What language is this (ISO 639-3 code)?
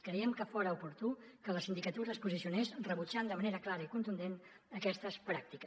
cat